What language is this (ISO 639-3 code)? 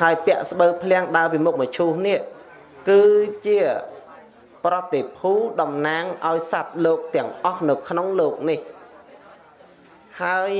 vie